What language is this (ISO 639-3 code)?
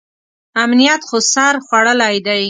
pus